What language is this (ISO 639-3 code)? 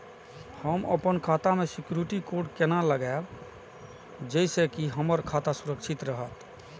mai